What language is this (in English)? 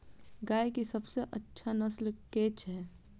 Maithili